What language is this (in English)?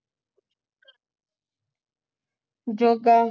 Punjabi